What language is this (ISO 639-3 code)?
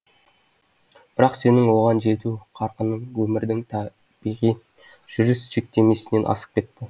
kaz